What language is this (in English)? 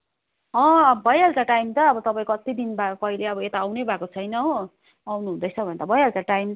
Nepali